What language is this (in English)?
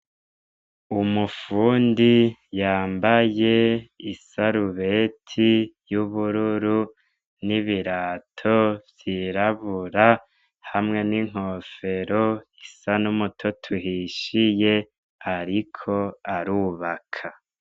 Rundi